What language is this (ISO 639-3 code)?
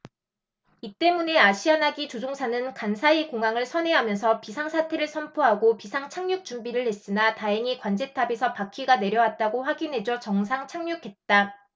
kor